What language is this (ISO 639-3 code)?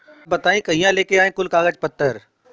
bho